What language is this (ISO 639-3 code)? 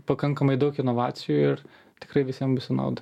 lit